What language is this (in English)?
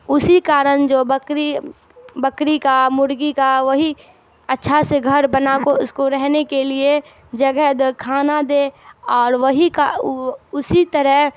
Urdu